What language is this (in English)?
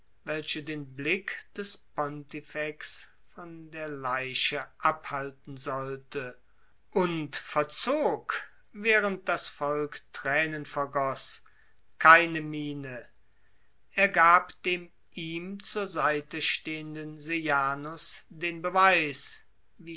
German